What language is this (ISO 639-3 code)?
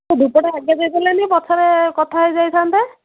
ori